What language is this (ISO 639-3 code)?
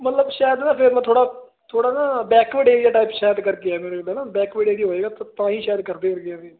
pan